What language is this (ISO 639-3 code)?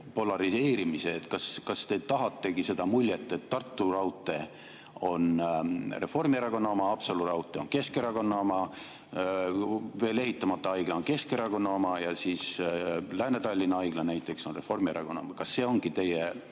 est